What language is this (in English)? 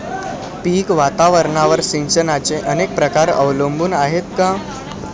Marathi